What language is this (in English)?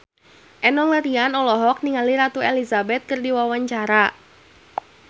Sundanese